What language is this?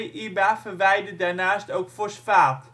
Dutch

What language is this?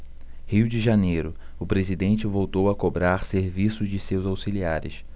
Portuguese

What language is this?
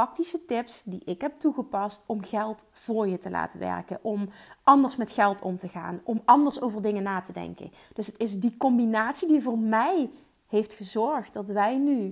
Dutch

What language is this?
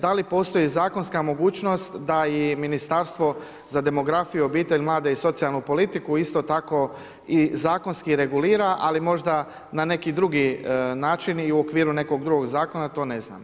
Croatian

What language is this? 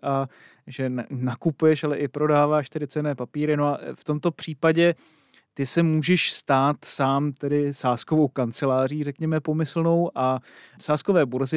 Czech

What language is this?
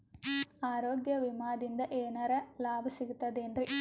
Kannada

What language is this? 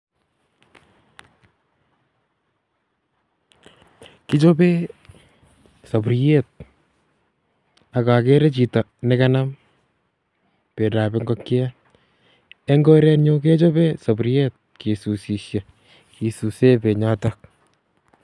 Kalenjin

